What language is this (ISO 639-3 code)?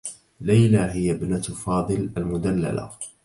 ara